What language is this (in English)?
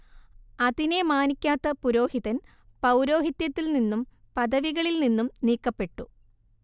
Malayalam